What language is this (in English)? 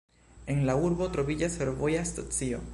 Esperanto